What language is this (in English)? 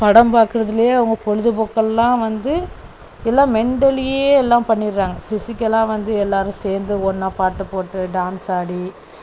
Tamil